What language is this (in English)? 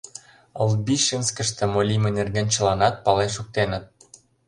Mari